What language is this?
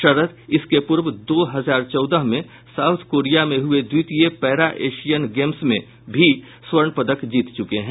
Hindi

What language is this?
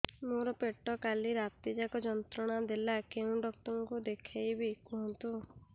Odia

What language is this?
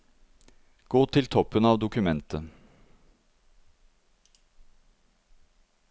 Norwegian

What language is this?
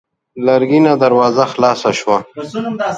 Pashto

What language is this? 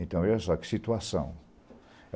Portuguese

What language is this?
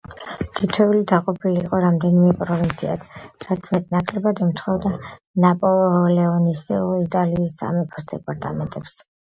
Georgian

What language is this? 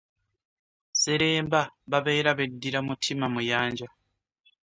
Ganda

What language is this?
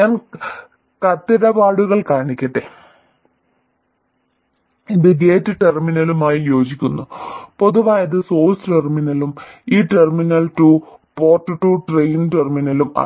Malayalam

